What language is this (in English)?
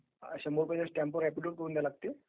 Marathi